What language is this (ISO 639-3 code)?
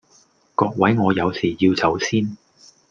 yue